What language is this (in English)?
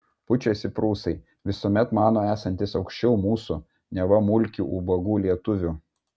Lithuanian